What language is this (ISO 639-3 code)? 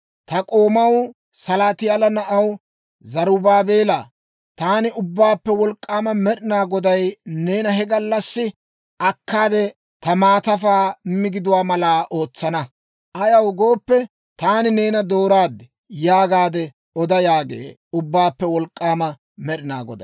dwr